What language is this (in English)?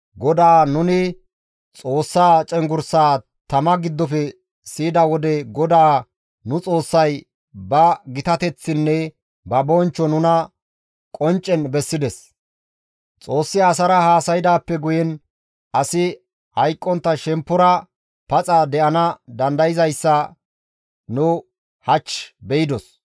Gamo